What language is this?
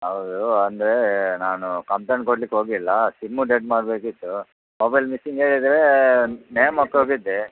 Kannada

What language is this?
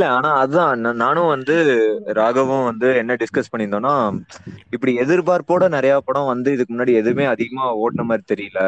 Tamil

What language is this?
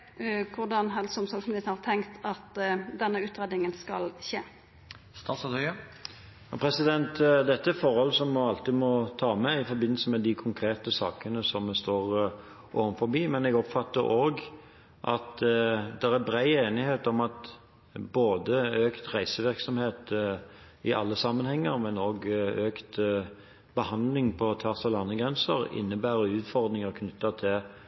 Norwegian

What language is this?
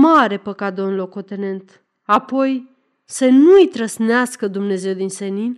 Romanian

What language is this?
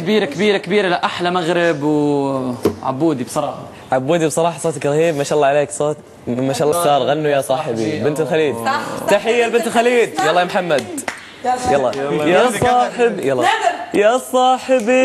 Arabic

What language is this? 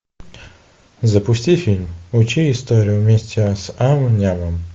Russian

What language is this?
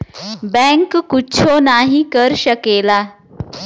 Bhojpuri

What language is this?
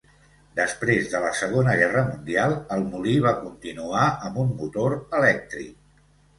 Catalan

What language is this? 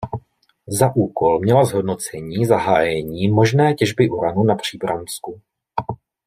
Czech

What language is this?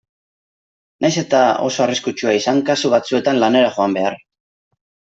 Basque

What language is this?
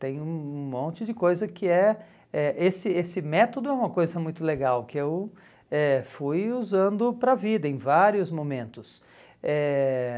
Portuguese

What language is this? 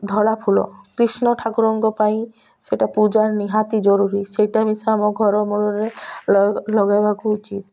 Odia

